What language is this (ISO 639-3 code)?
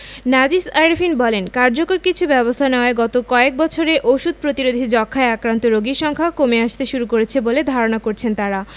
ben